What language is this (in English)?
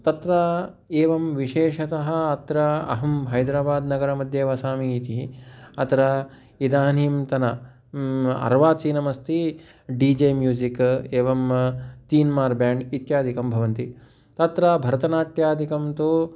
Sanskrit